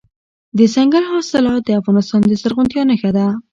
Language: Pashto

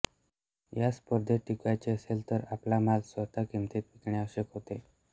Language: Marathi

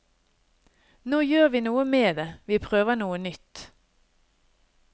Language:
Norwegian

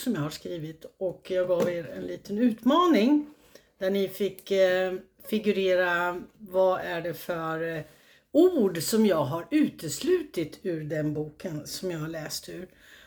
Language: Swedish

